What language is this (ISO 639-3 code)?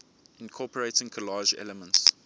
eng